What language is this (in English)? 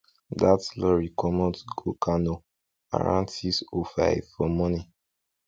Nigerian Pidgin